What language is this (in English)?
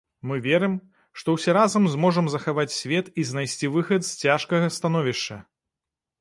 Belarusian